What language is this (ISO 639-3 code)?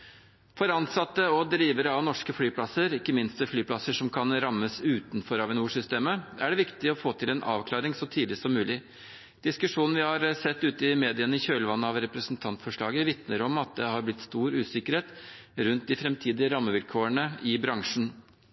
nob